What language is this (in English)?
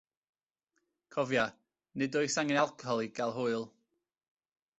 Welsh